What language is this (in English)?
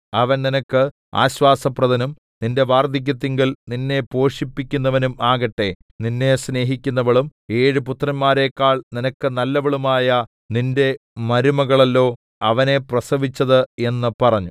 Malayalam